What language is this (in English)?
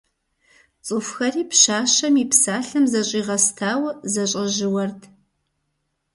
Kabardian